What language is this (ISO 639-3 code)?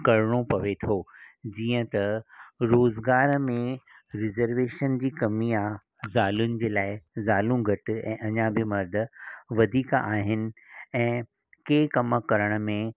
snd